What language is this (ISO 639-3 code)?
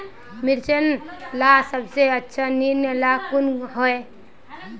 mag